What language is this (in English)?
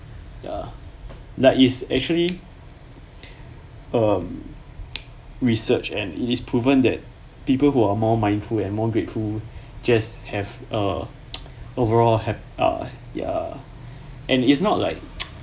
English